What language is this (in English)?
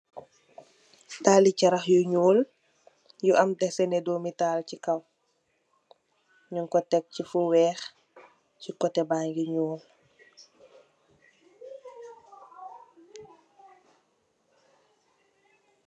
Wolof